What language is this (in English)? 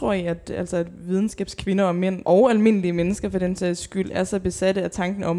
Danish